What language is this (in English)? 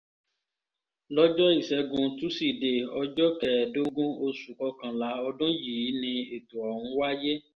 Yoruba